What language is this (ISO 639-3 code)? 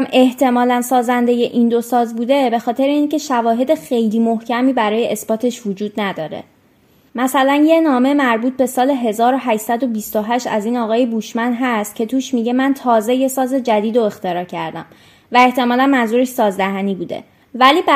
fas